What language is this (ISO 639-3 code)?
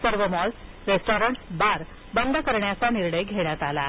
mar